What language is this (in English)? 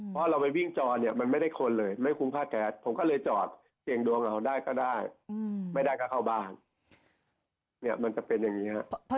Thai